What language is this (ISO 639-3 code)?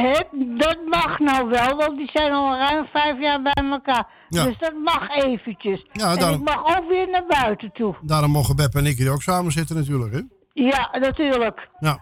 nld